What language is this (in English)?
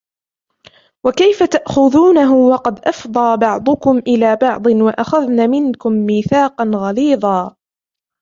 Arabic